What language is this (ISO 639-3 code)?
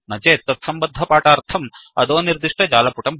san